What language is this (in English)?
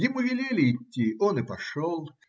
Russian